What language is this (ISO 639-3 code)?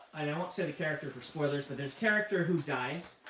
eng